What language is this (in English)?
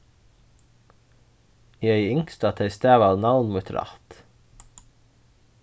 Faroese